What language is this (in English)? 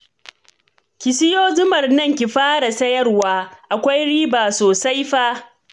Hausa